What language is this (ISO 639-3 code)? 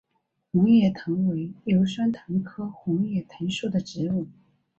zho